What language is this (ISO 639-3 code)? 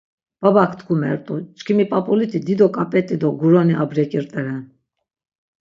lzz